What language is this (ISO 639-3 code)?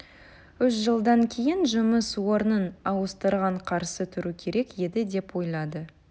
kaz